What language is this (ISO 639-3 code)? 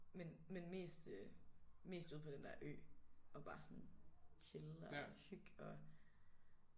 dan